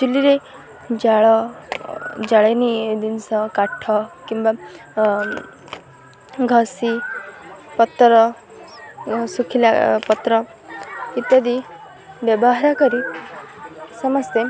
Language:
Odia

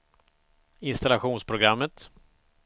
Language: Swedish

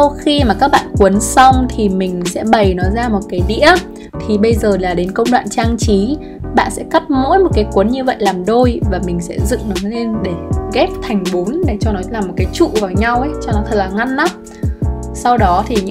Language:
Vietnamese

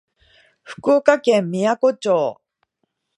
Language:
Japanese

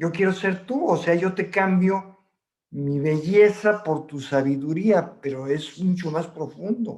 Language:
Spanish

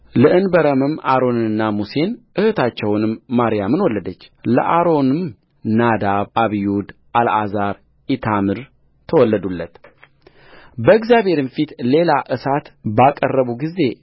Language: Amharic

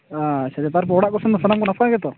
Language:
Santali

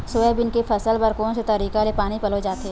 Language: Chhattisgarhi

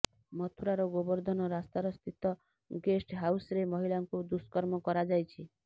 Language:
Odia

